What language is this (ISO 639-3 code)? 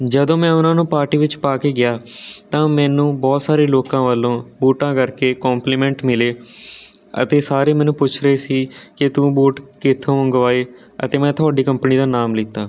pan